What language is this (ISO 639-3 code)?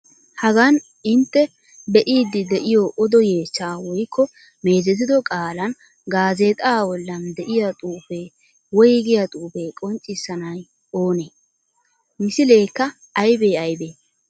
wal